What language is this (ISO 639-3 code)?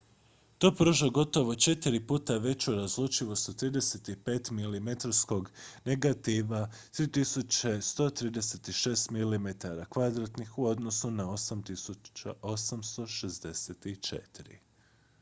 hrv